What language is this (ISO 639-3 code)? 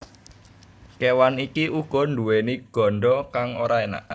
jav